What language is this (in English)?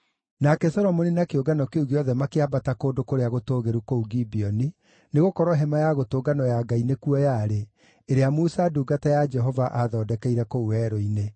Kikuyu